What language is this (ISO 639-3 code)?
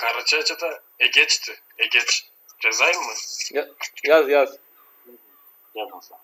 tur